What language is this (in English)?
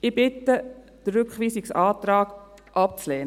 Swiss German